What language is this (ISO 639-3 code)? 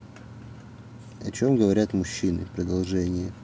rus